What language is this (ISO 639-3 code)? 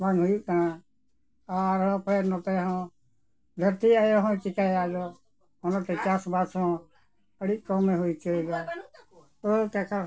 sat